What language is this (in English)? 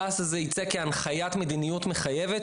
Hebrew